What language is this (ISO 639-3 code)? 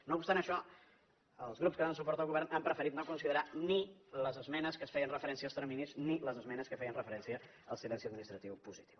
cat